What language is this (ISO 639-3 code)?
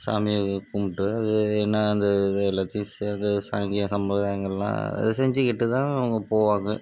tam